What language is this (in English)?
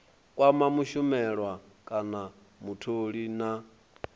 Venda